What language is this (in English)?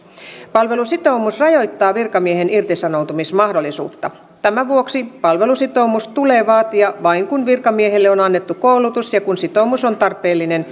Finnish